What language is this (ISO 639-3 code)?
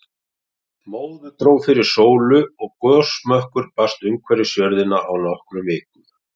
isl